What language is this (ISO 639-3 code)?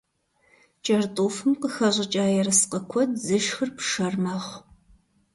kbd